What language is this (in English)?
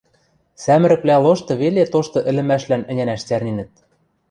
Western Mari